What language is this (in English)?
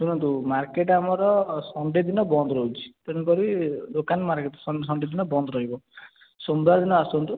Odia